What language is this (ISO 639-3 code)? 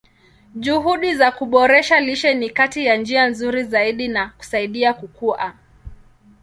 swa